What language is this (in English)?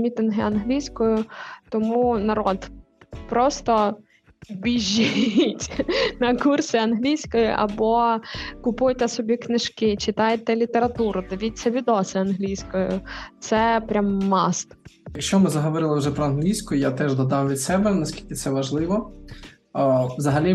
Ukrainian